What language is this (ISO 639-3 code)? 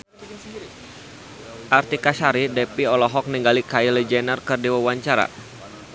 sun